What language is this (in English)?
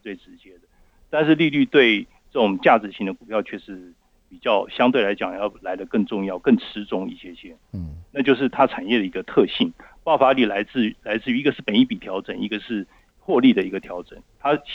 Chinese